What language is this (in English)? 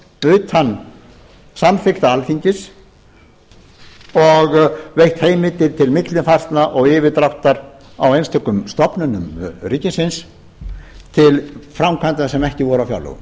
Icelandic